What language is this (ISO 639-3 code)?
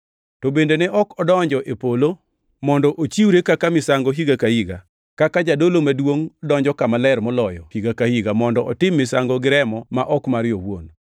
luo